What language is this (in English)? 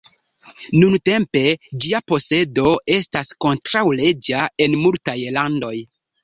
Esperanto